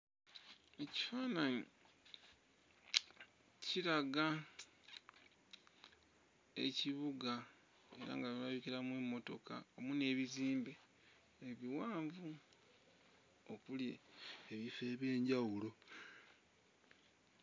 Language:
Ganda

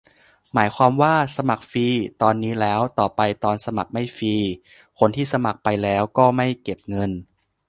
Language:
Thai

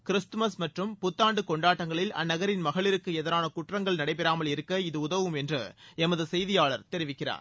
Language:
Tamil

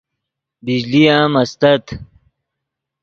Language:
Yidgha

